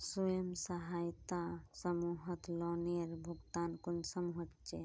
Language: Magahi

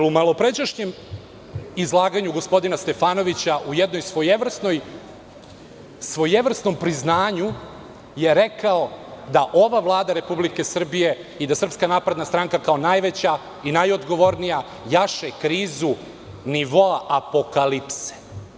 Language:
Serbian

